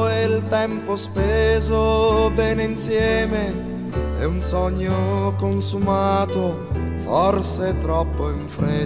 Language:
Italian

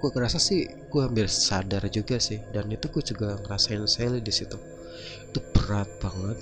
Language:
Indonesian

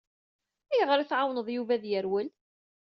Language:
Kabyle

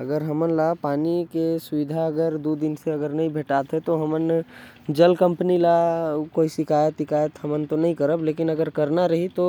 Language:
Korwa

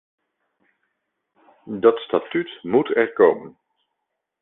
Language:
Dutch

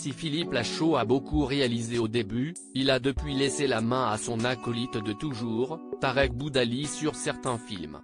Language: French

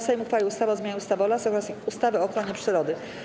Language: Polish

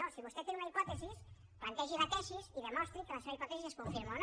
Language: Catalan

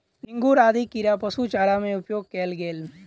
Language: Maithili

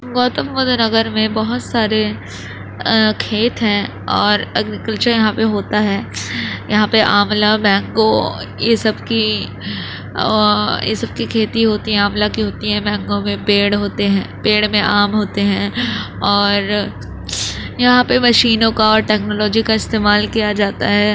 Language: Urdu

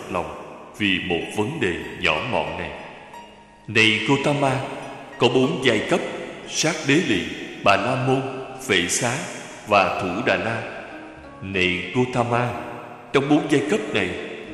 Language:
Vietnamese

